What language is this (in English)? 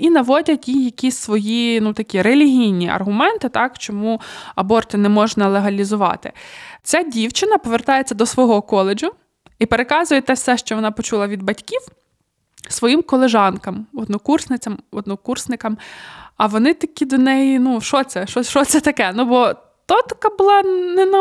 Ukrainian